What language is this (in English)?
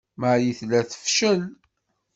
Kabyle